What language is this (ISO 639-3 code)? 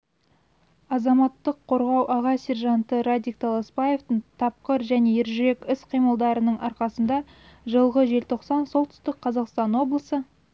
kaz